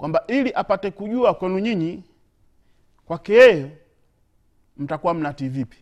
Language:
Swahili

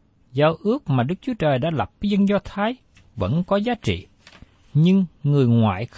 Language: Vietnamese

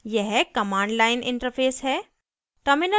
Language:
Hindi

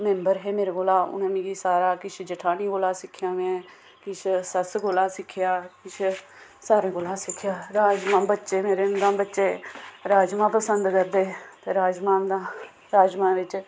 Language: Dogri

